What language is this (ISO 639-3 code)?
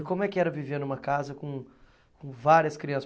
por